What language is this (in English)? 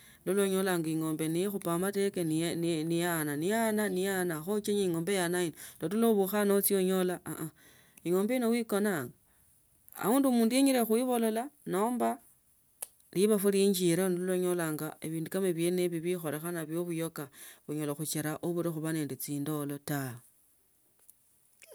Tsotso